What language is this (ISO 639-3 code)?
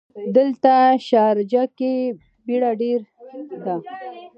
pus